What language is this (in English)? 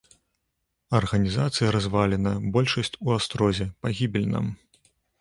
Belarusian